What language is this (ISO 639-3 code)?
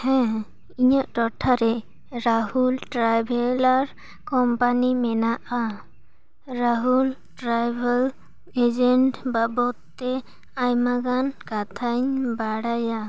sat